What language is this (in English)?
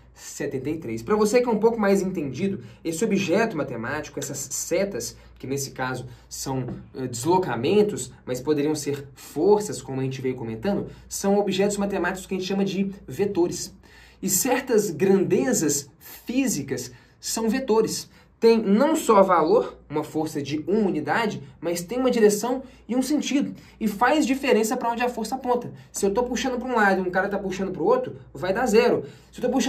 Portuguese